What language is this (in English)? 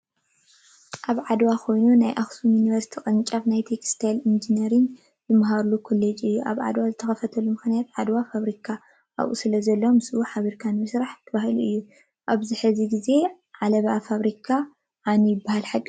Tigrinya